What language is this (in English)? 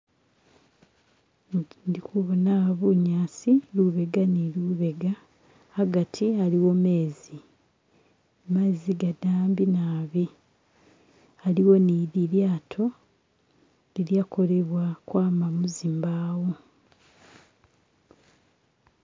Masaaba